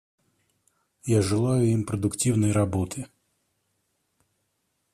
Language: Russian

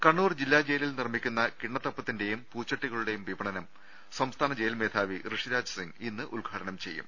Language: Malayalam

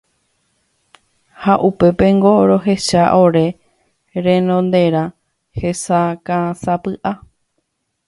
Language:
Guarani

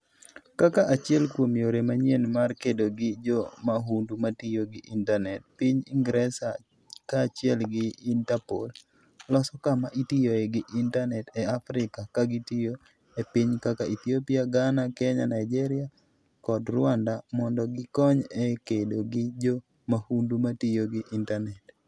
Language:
Luo (Kenya and Tanzania)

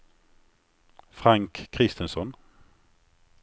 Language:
Swedish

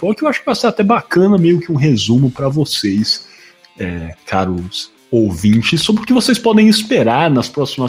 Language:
Portuguese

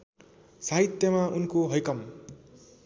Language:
Nepali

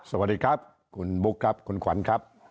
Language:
Thai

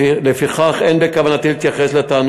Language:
Hebrew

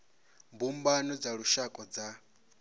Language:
Venda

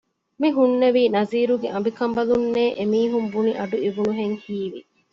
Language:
Divehi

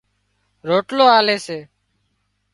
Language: Wadiyara Koli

